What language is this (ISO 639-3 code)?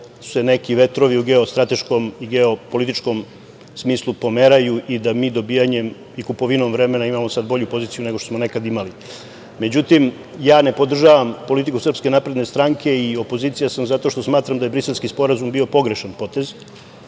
srp